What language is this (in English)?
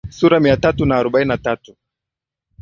Swahili